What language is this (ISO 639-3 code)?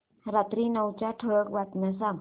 mar